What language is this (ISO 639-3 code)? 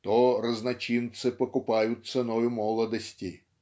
rus